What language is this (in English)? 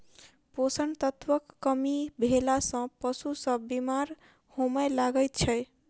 Maithili